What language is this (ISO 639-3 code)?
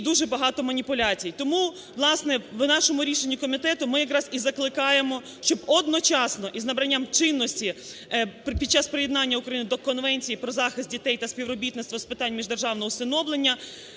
ukr